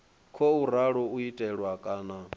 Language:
Venda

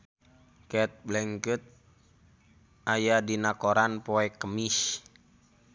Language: Sundanese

